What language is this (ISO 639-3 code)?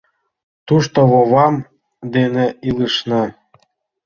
chm